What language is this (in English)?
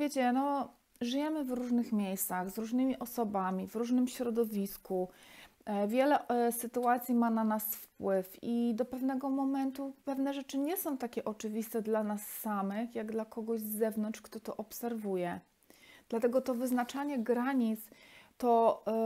Polish